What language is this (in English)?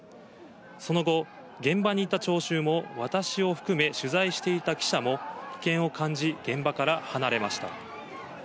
Japanese